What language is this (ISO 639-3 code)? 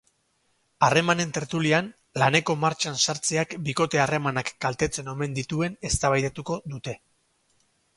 eus